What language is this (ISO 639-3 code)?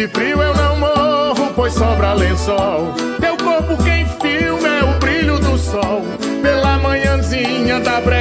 por